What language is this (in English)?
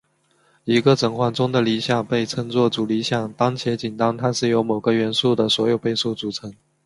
Chinese